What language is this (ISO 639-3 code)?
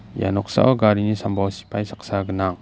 grt